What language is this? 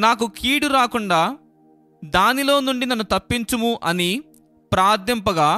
Telugu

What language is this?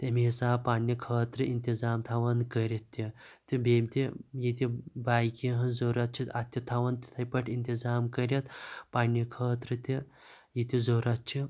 Kashmiri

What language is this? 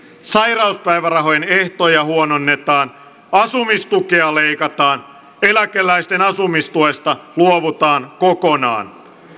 Finnish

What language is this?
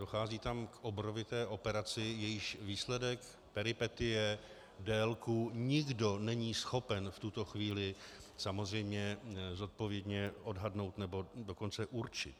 Czech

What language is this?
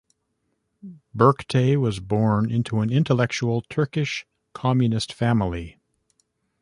English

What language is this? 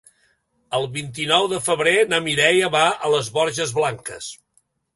Catalan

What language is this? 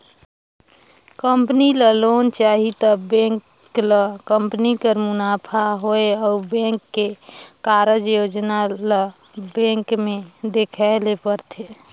Chhattisgarhi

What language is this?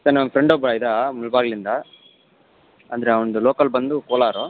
Kannada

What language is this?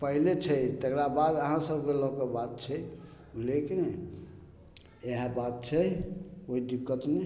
Maithili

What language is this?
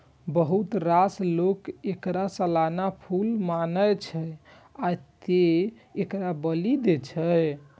Maithili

